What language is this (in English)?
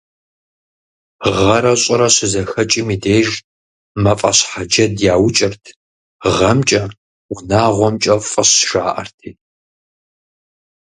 Kabardian